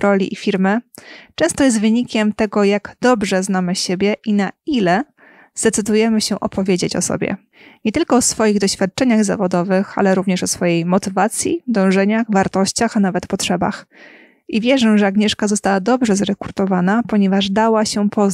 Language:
Polish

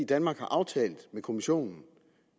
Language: Danish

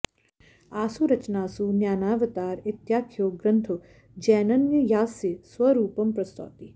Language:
Sanskrit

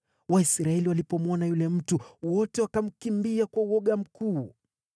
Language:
Swahili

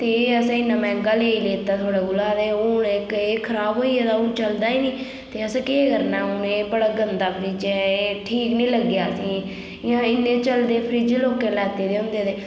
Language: Dogri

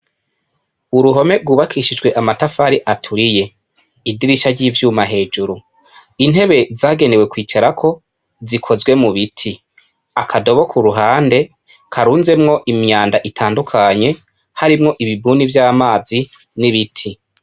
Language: Rundi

